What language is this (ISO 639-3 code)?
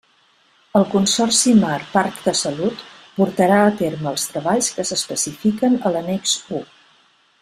cat